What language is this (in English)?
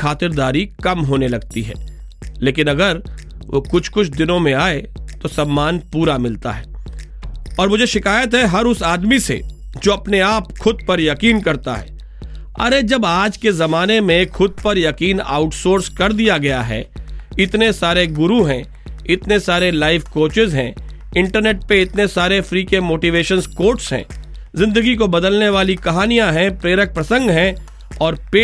Hindi